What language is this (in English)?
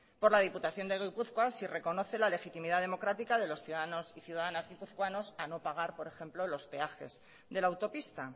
Spanish